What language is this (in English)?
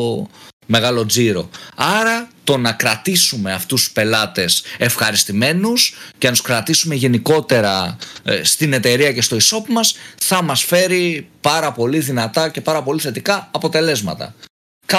Greek